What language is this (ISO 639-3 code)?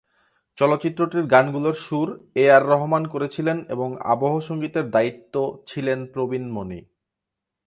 ben